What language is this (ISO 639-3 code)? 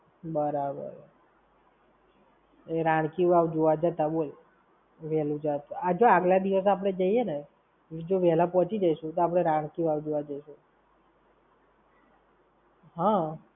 guj